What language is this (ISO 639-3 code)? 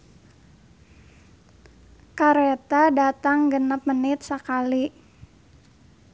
sun